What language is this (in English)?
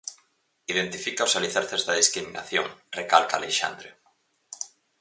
Galician